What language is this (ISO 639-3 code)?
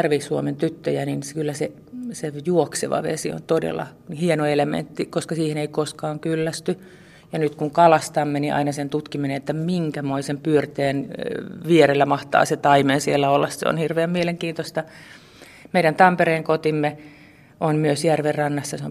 fin